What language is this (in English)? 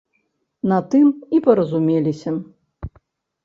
Belarusian